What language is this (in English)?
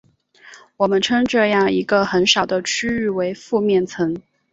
Chinese